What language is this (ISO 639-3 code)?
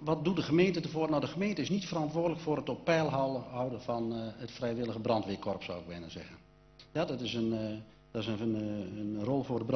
nld